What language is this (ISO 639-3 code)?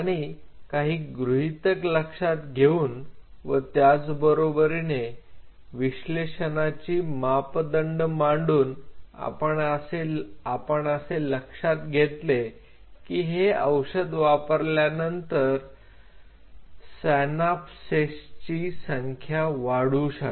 mar